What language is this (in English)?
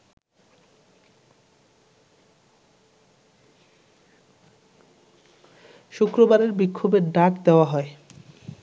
Bangla